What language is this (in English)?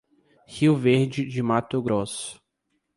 Portuguese